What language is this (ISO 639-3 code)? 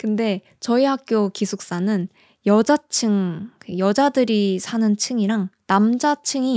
kor